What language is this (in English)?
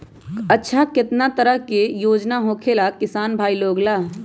Magahi